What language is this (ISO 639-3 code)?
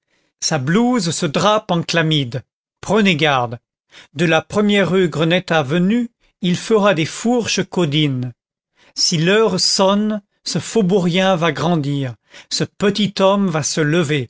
fra